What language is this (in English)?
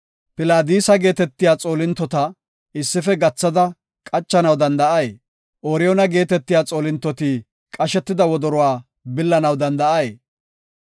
Gofa